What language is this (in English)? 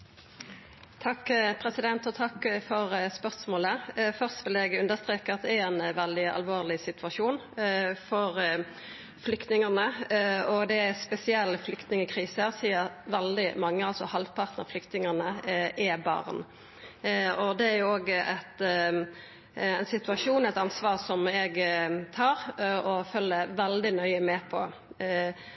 Norwegian Nynorsk